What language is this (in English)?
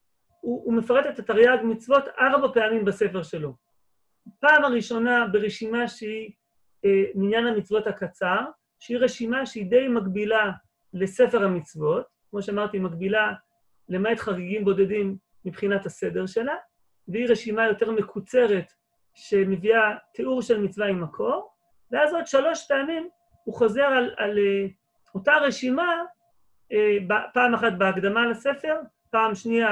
Hebrew